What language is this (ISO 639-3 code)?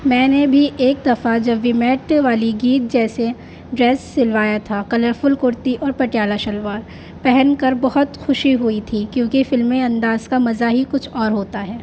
urd